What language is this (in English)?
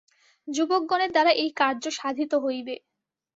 Bangla